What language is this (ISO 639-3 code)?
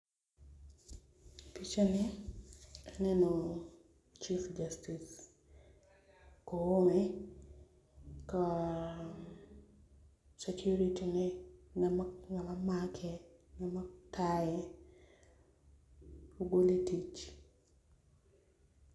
luo